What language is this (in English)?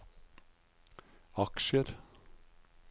Norwegian